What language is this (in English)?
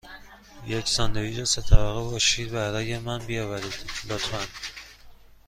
Persian